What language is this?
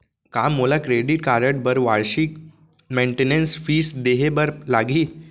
Chhattisgarhi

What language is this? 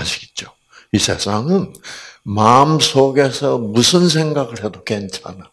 Korean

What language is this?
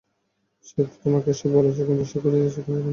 Bangla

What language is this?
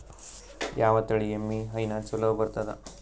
Kannada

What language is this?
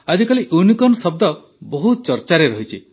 Odia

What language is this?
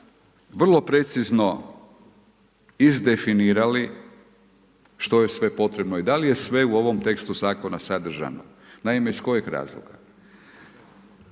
Croatian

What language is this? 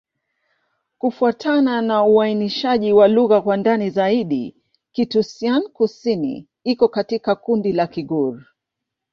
Swahili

